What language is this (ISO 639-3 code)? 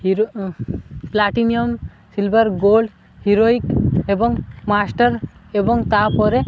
ori